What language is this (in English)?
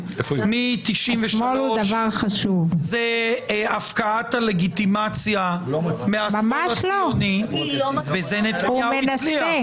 Hebrew